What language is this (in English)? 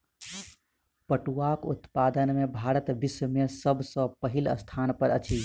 Maithili